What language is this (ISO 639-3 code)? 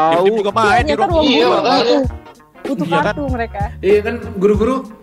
ind